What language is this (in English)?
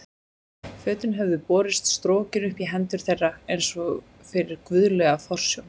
Icelandic